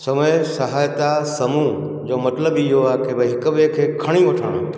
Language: Sindhi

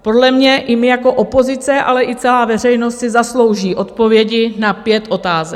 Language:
Czech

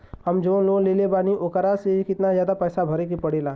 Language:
Bhojpuri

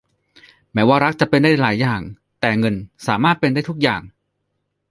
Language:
Thai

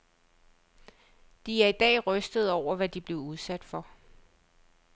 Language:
Danish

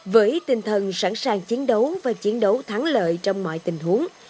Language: Vietnamese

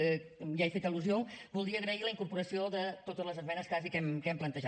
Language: Catalan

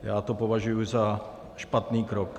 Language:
Czech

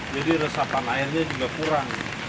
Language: Indonesian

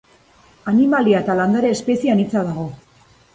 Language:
Basque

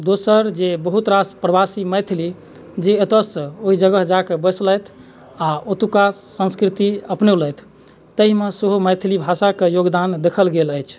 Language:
Maithili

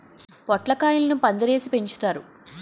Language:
Telugu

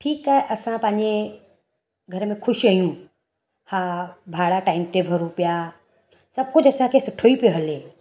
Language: Sindhi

